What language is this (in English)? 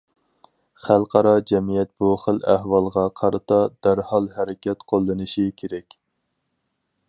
Uyghur